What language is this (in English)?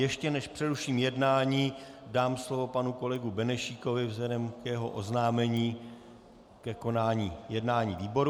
Czech